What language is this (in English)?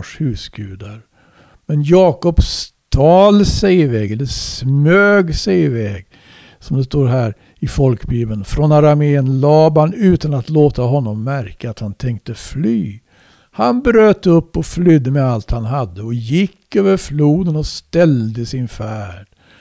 Swedish